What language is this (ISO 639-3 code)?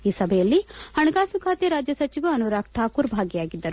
kan